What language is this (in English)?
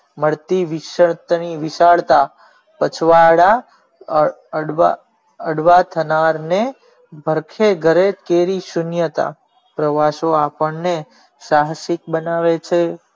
Gujarati